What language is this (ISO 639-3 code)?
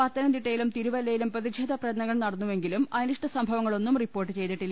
mal